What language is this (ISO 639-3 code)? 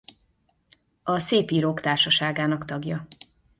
hun